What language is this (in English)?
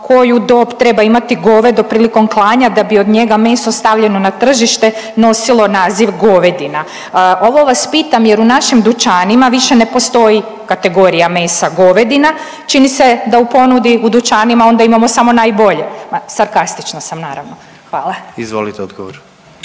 Croatian